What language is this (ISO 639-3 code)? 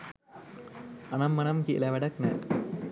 sin